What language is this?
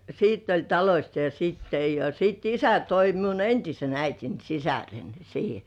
Finnish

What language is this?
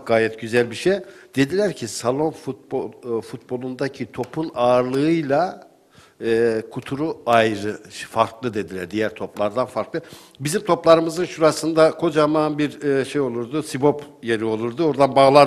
Turkish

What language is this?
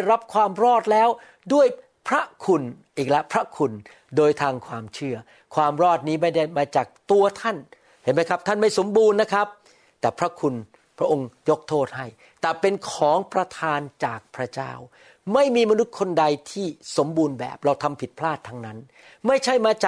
Thai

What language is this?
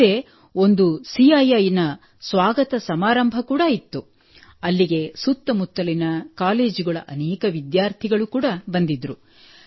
Kannada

